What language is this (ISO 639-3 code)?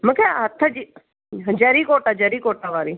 snd